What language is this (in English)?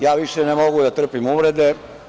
Serbian